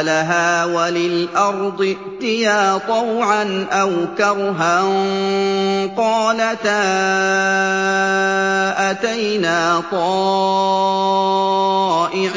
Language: Arabic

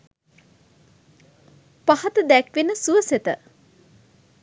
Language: Sinhala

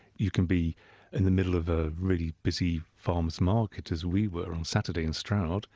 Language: English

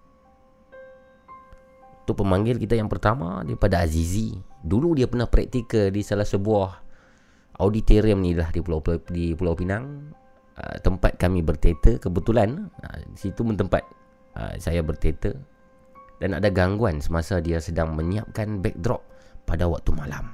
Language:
Malay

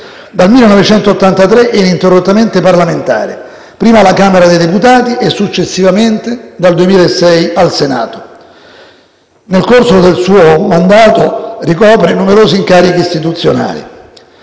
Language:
Italian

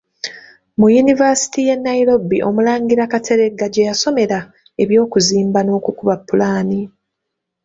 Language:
Ganda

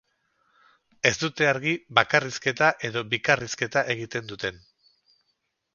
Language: Basque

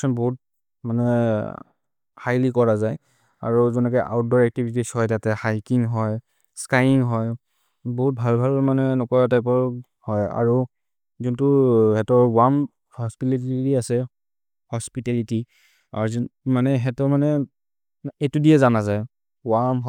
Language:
Maria (India)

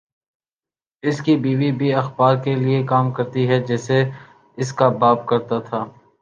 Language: Urdu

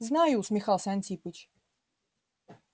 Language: Russian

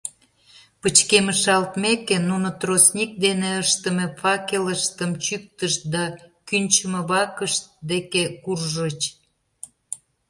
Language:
Mari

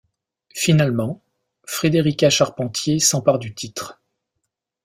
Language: French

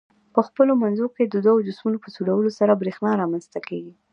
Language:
Pashto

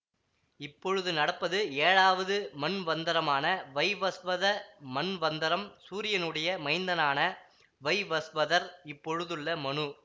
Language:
Tamil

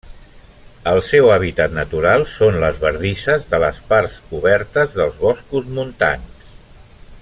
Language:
Catalan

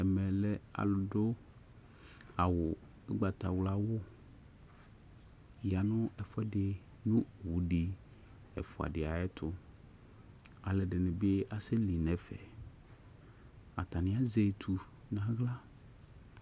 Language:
Ikposo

